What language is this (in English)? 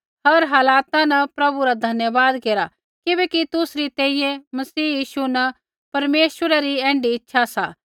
Kullu Pahari